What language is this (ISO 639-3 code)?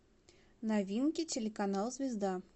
rus